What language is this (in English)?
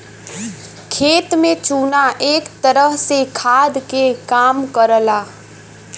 Bhojpuri